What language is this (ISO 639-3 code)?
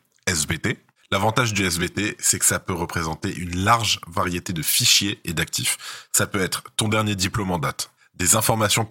fra